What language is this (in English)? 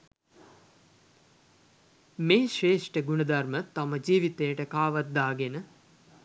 Sinhala